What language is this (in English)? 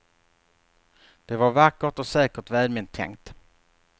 Swedish